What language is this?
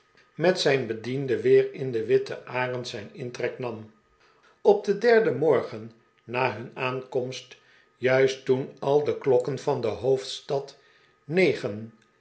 Dutch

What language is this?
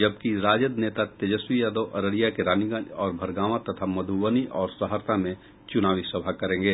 Hindi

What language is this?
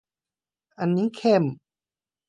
Thai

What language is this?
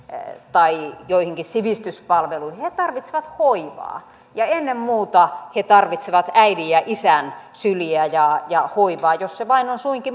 Finnish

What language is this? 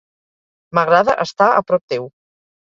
Catalan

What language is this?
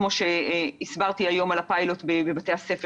Hebrew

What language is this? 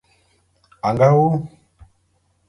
Bulu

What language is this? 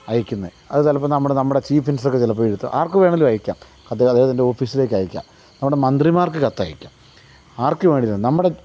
Malayalam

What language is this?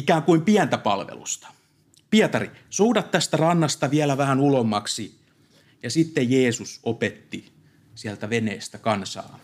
Finnish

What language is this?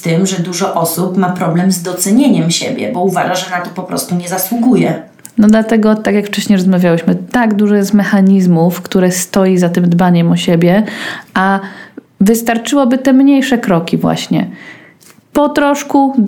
Polish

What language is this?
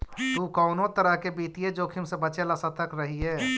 Magahi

